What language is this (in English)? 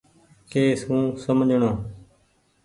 Goaria